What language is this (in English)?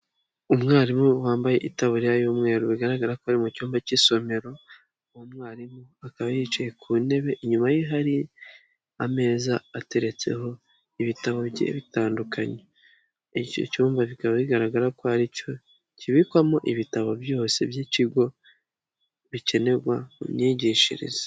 Kinyarwanda